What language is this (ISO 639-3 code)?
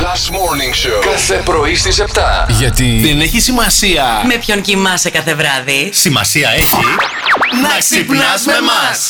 ell